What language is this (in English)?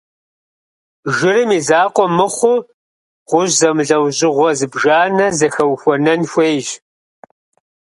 Kabardian